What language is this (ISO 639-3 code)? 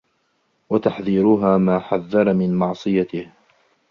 ara